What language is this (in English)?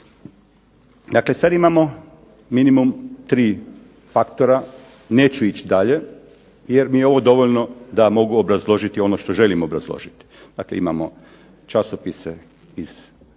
Croatian